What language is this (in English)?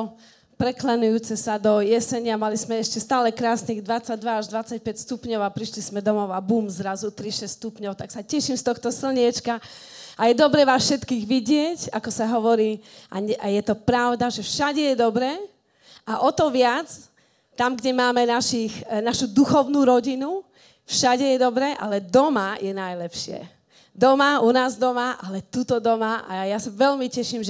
Slovak